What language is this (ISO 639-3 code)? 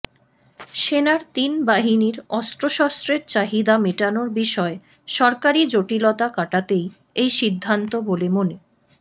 ben